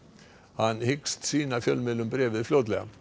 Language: Icelandic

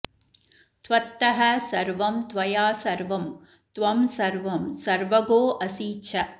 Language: Sanskrit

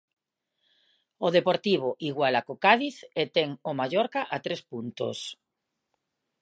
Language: Galician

